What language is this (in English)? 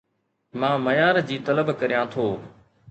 Sindhi